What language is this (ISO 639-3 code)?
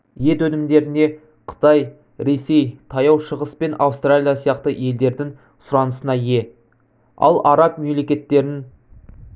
kaz